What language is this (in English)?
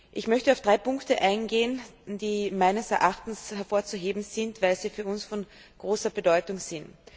German